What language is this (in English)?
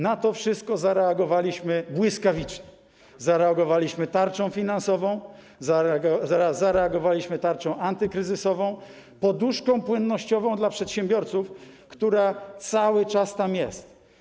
Polish